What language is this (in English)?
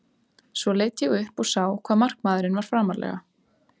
Icelandic